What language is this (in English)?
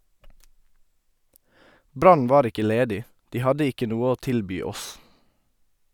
Norwegian